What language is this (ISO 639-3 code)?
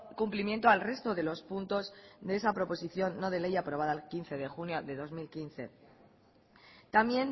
spa